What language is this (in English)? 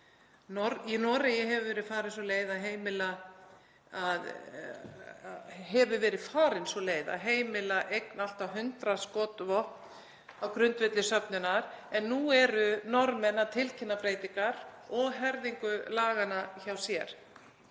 Icelandic